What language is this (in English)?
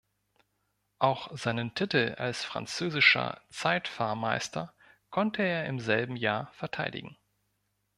German